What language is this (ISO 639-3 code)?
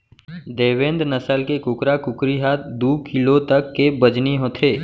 hne